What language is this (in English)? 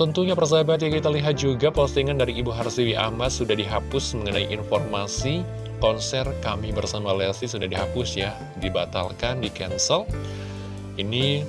Indonesian